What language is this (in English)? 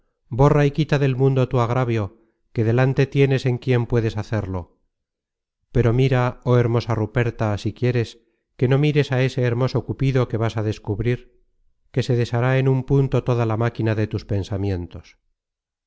Spanish